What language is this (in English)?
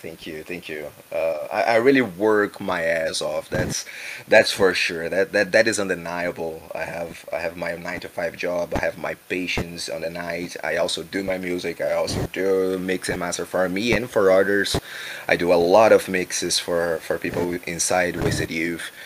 English